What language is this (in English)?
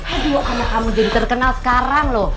Indonesian